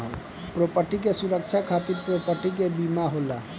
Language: Bhojpuri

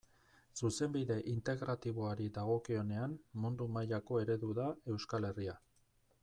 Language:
Basque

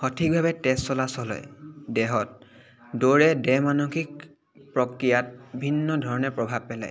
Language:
Assamese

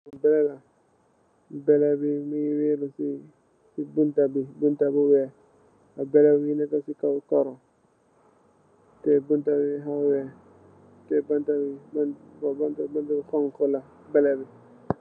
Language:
Wolof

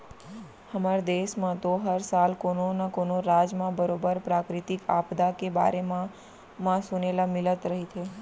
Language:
Chhattisgarhi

